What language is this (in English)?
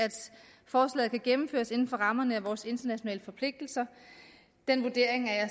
Danish